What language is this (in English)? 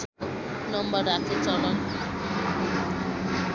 Nepali